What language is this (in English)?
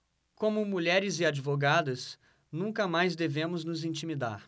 Portuguese